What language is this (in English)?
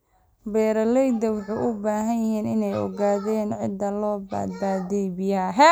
Somali